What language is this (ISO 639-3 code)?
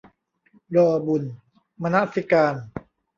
tha